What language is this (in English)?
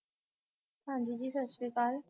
Punjabi